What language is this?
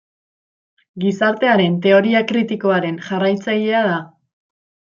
Basque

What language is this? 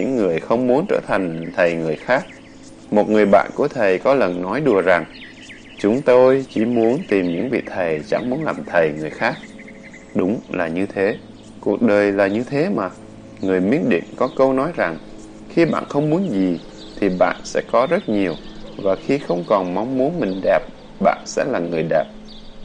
Vietnamese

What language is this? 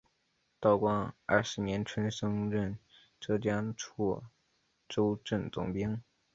Chinese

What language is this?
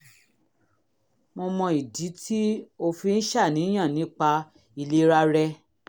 Yoruba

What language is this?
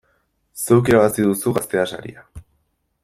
Basque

